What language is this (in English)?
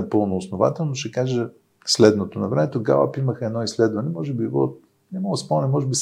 Bulgarian